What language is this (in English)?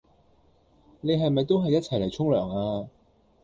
Cantonese